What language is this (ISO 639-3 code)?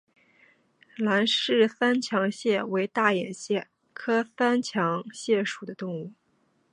zho